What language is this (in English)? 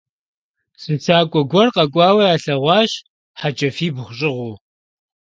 Kabardian